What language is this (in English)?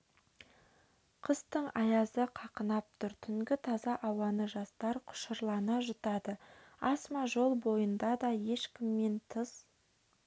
Kazakh